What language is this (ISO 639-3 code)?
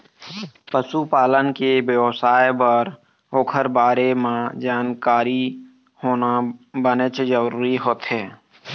hne